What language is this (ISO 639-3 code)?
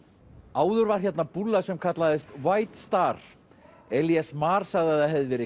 isl